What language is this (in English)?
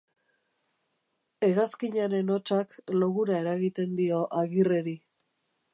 Basque